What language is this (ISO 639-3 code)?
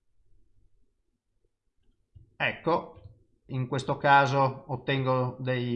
ita